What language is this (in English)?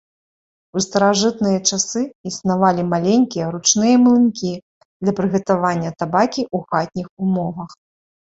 Belarusian